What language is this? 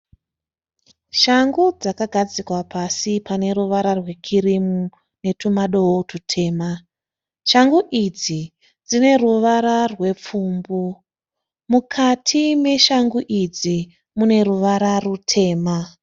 Shona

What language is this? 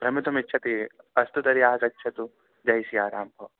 Sanskrit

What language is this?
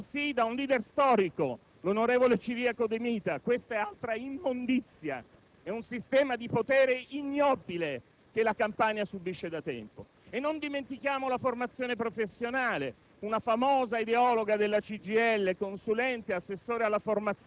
Italian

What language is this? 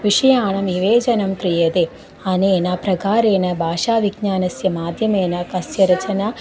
Sanskrit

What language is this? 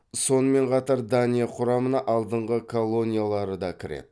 Kazakh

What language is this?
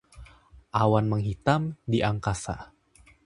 Indonesian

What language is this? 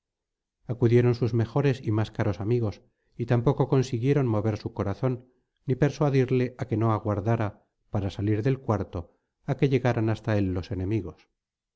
Spanish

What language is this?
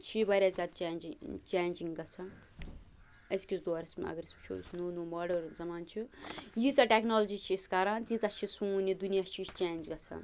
Kashmiri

